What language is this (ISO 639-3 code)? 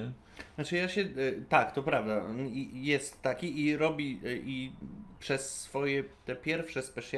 pol